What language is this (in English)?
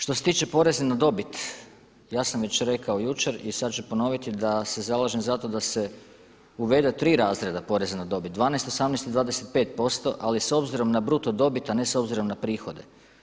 Croatian